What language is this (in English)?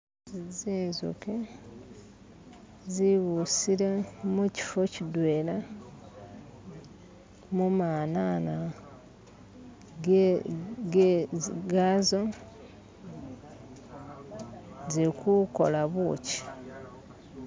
Masaaba